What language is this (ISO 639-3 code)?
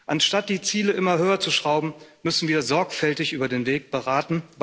deu